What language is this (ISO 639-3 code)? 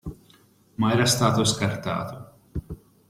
ita